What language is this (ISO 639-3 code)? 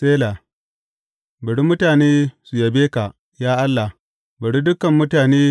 hau